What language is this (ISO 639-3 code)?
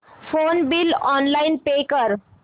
mar